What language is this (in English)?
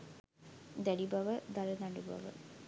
Sinhala